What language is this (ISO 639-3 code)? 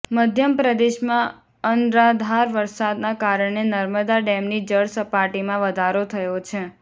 guj